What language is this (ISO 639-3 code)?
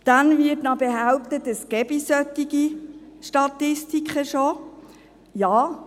gsw